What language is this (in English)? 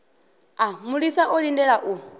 Venda